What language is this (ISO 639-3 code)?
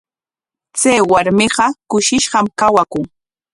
qwa